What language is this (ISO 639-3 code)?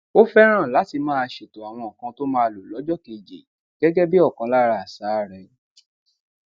yor